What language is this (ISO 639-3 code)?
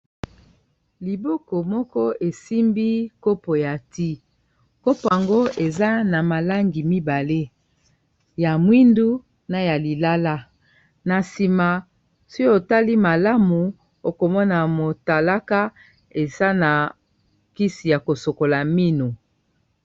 lin